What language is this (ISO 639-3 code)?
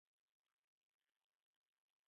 pus